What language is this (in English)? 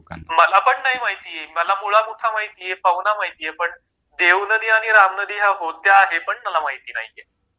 Marathi